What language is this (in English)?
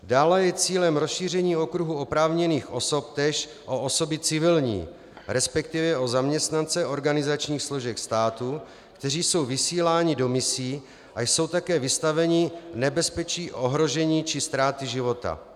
Czech